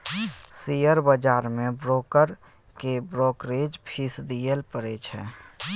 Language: Maithili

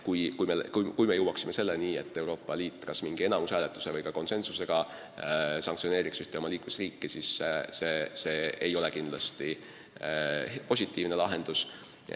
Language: Estonian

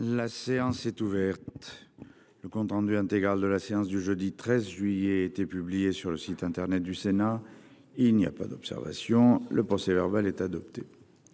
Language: French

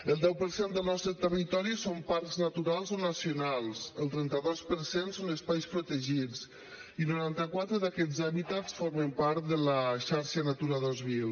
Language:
Catalan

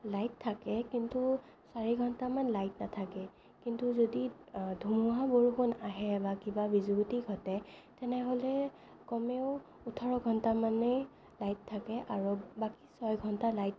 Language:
Assamese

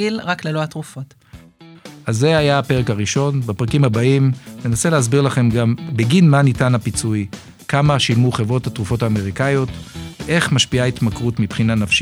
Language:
Hebrew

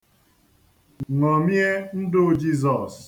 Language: Igbo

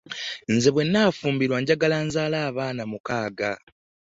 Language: Ganda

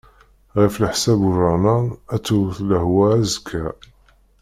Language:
Kabyle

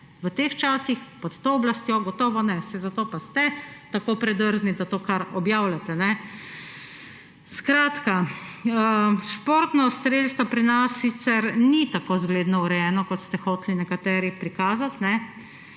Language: Slovenian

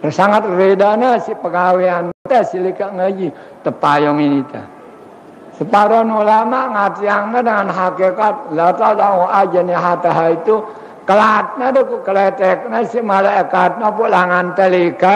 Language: Indonesian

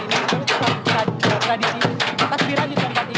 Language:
Indonesian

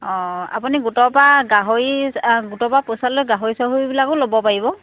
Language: Assamese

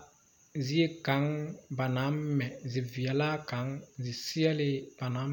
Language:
Southern Dagaare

